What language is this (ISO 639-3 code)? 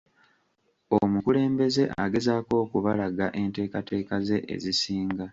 lug